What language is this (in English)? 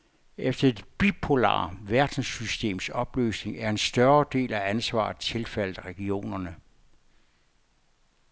Danish